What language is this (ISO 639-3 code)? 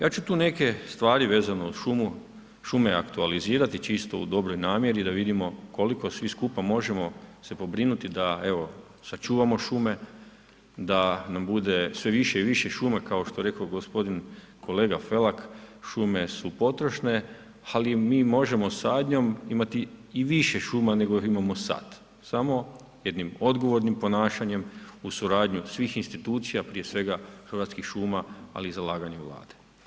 hrv